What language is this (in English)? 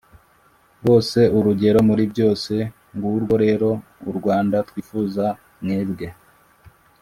Kinyarwanda